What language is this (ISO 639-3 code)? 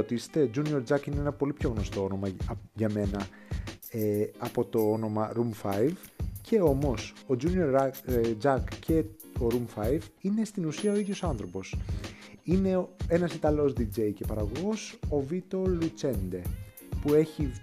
ell